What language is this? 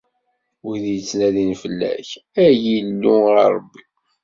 Kabyle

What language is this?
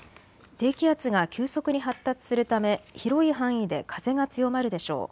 Japanese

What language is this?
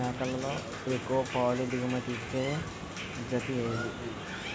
Telugu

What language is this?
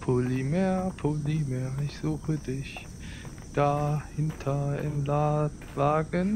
German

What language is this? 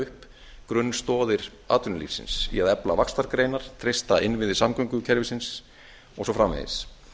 Icelandic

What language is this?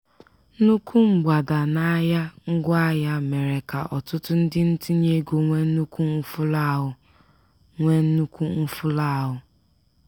Igbo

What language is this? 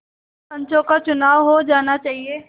Hindi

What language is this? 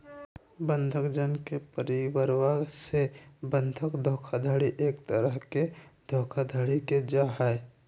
Magahi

